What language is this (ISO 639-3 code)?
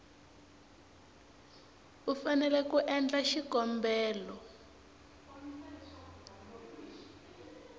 tso